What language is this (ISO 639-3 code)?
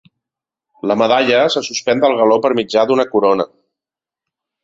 cat